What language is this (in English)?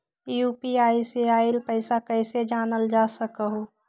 Magahi